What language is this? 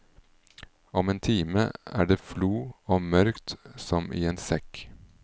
Norwegian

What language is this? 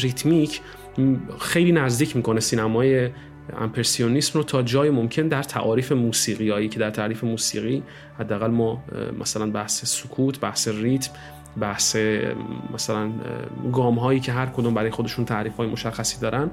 Persian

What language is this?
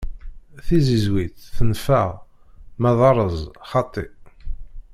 Kabyle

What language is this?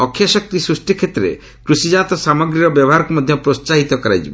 Odia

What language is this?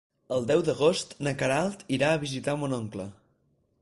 Catalan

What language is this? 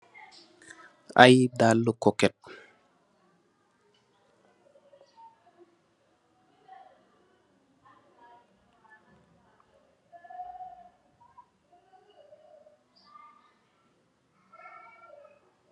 Wolof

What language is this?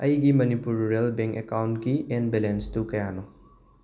Manipuri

